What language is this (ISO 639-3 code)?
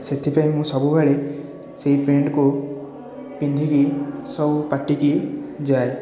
ori